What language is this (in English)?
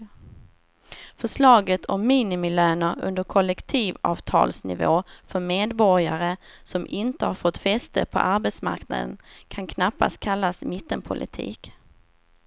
Swedish